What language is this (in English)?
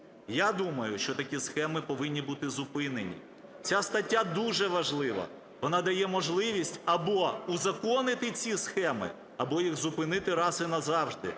Ukrainian